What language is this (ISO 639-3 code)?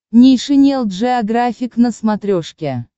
rus